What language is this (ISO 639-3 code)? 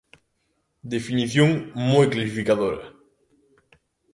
glg